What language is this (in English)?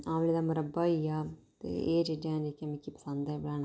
Dogri